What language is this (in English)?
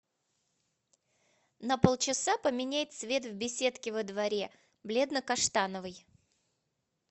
Russian